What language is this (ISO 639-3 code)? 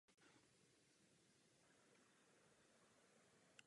ces